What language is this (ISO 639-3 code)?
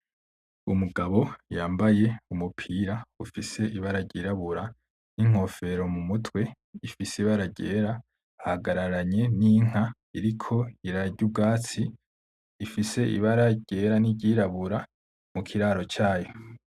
run